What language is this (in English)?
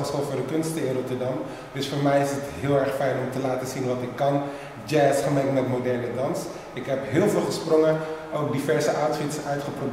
Dutch